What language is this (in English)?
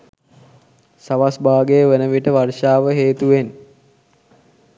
Sinhala